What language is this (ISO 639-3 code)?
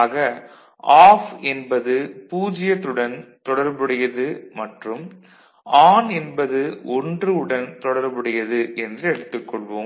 tam